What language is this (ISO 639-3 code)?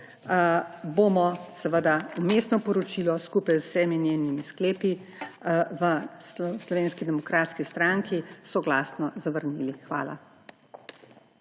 slv